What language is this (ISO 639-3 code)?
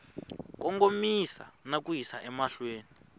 tso